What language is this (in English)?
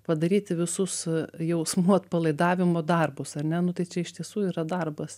Lithuanian